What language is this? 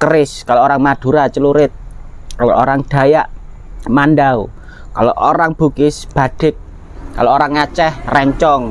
Indonesian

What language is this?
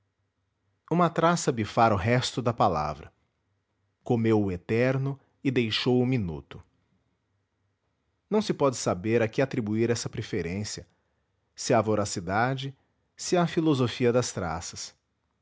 Portuguese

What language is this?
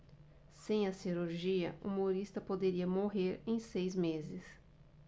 Portuguese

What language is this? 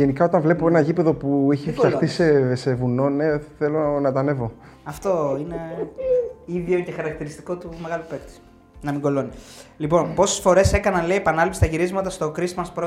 Greek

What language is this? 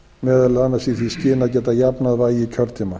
Icelandic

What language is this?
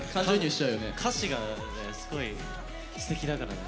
Japanese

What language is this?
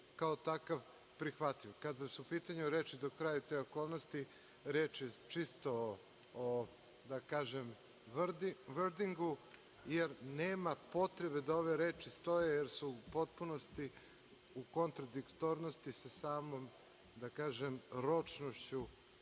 Serbian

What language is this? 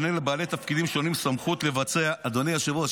Hebrew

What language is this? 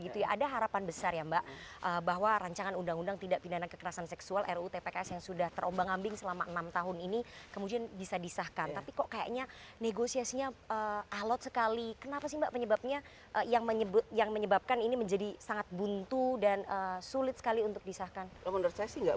Indonesian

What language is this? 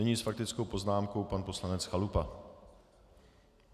Czech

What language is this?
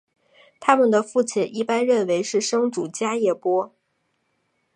Chinese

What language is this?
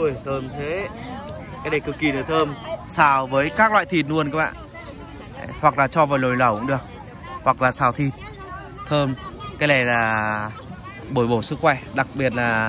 Vietnamese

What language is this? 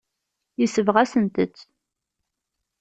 Kabyle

